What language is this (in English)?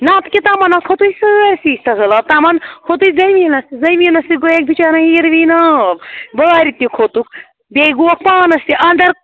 Kashmiri